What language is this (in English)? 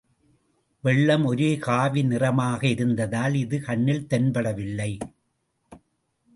Tamil